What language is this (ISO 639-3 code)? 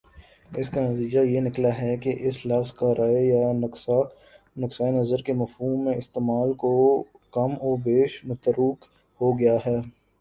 urd